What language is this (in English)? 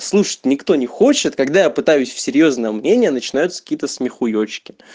Russian